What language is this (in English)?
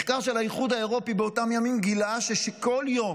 Hebrew